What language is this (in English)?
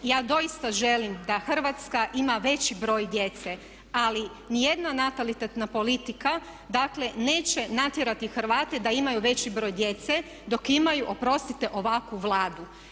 Croatian